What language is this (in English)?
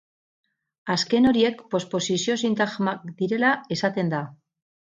Basque